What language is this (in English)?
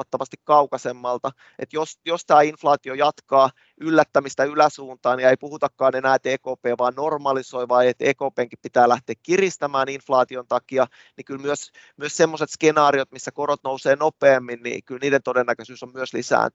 Finnish